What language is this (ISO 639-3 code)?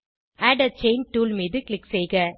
tam